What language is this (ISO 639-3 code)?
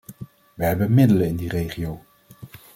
nld